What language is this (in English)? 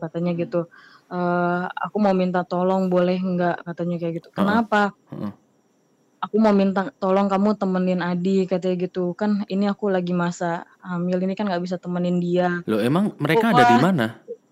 Indonesian